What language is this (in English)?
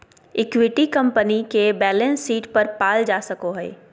Magahi